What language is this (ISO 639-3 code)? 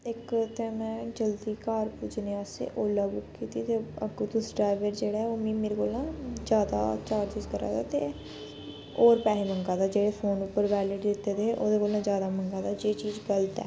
doi